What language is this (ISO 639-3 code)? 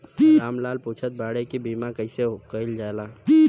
bho